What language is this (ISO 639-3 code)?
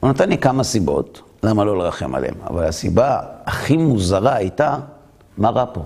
heb